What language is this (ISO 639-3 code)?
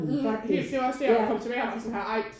dan